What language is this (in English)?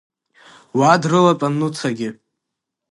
Abkhazian